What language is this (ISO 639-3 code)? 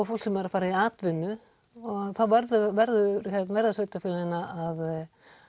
isl